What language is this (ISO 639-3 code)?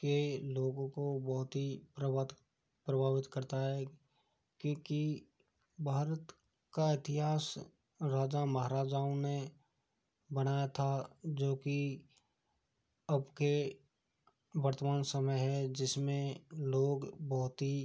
hin